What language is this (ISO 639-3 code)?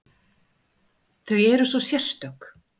isl